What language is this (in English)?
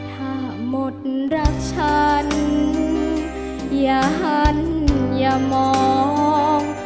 Thai